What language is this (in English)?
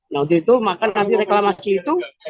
Indonesian